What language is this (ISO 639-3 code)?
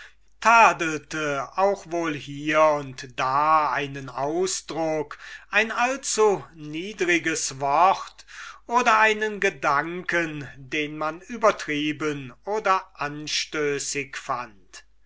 deu